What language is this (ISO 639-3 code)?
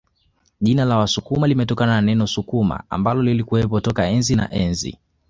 swa